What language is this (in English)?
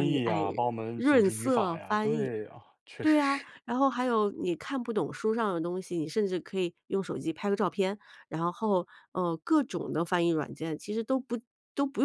Chinese